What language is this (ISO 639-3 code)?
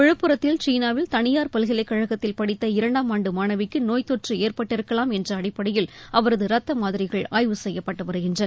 tam